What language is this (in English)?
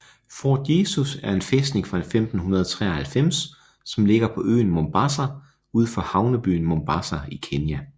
Danish